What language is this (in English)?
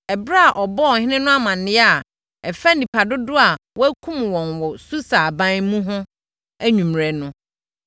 Akan